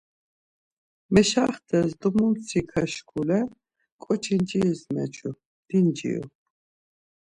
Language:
Laz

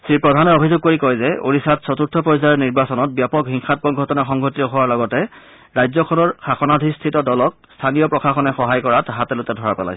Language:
Assamese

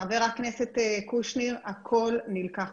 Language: Hebrew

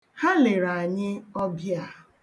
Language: Igbo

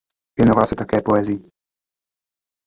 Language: Czech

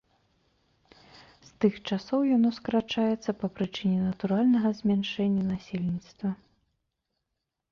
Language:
Belarusian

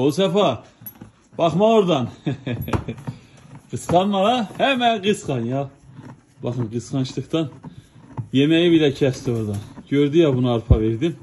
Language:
Turkish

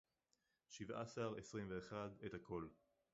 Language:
Hebrew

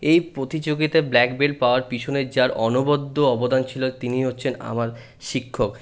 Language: Bangla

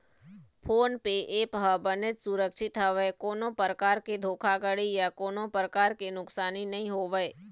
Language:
Chhattisgarhi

